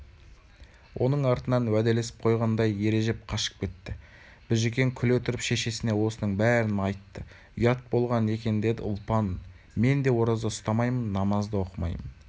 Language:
Kazakh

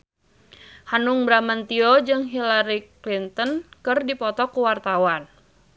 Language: Sundanese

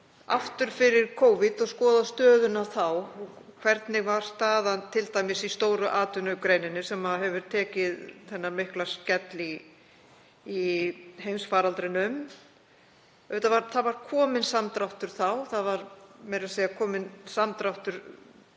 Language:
Icelandic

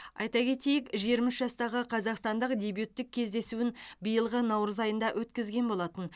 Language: Kazakh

